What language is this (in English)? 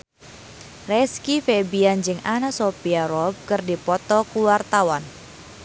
Sundanese